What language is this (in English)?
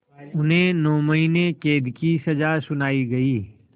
Hindi